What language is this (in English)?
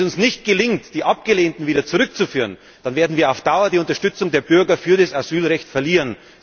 German